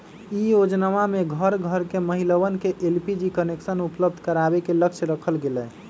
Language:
Magahi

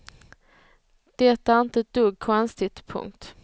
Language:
Swedish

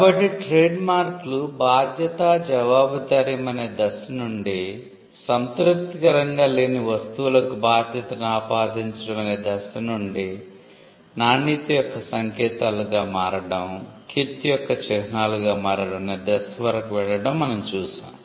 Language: Telugu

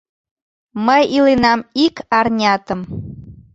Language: Mari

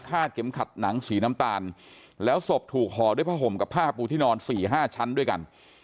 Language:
Thai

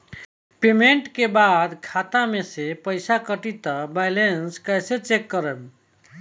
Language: Bhojpuri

